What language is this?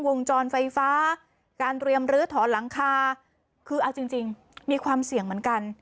Thai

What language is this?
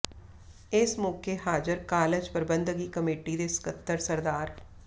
Punjabi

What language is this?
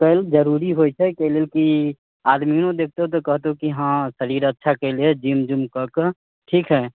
Maithili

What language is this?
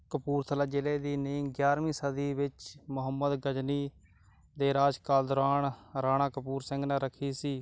Punjabi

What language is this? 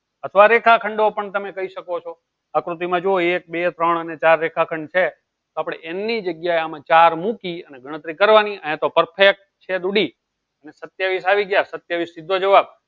Gujarati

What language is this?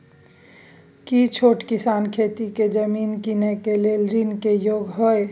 Maithili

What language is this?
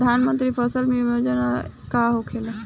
Bhojpuri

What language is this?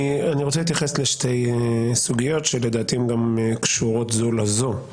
Hebrew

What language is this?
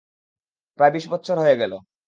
Bangla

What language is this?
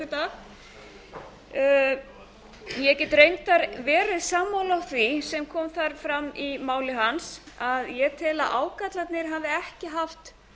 Icelandic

